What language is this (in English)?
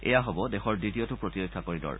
Assamese